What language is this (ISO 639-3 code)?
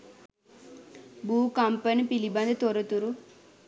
sin